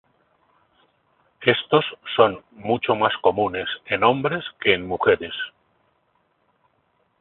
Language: Spanish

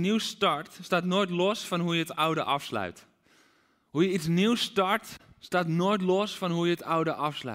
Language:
Dutch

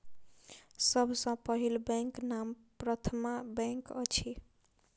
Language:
Maithili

